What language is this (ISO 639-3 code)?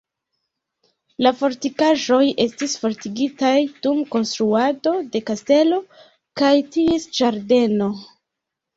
epo